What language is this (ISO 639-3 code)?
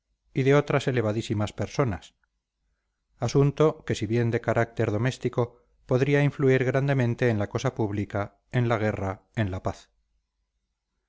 spa